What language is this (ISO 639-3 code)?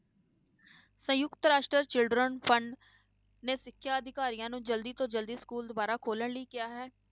pan